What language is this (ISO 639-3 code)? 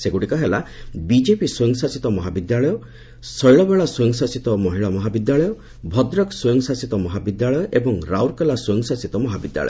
ori